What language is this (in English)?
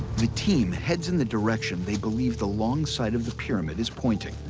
English